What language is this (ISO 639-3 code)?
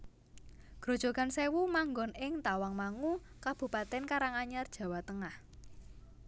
jav